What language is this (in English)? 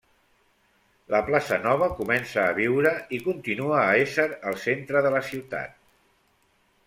Catalan